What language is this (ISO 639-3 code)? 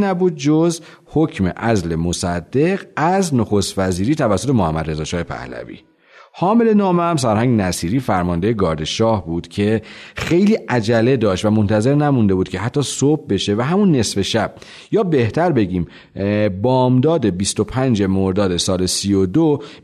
fas